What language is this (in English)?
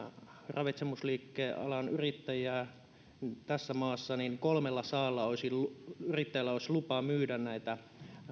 Finnish